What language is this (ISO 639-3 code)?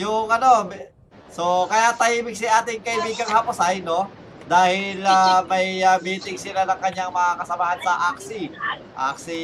fil